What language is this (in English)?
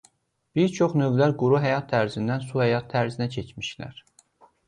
Azerbaijani